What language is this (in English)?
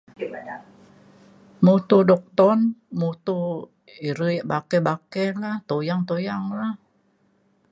Mainstream Kenyah